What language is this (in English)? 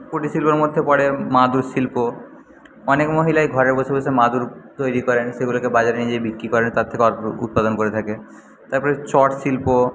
Bangla